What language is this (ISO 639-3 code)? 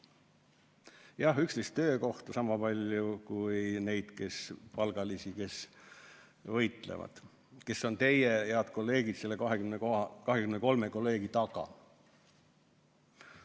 est